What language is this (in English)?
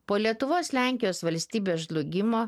Lithuanian